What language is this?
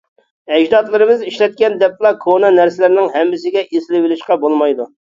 Uyghur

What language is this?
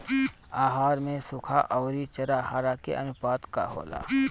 Bhojpuri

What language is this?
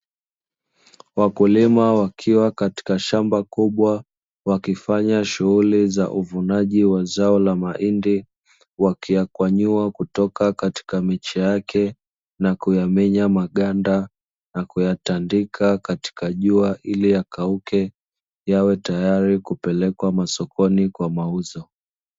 Swahili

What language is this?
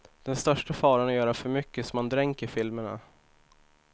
Swedish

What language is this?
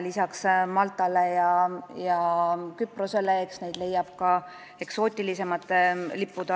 Estonian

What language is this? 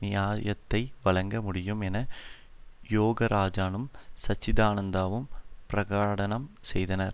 Tamil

